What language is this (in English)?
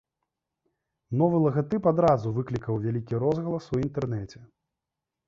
Belarusian